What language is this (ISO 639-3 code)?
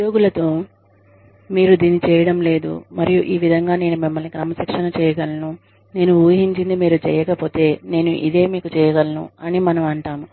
tel